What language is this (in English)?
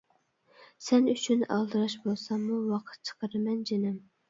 Uyghur